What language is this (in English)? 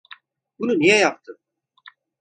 Turkish